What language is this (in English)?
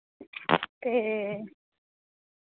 Dogri